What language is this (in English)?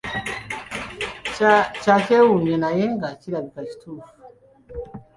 Ganda